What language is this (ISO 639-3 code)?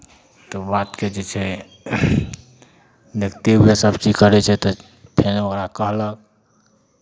mai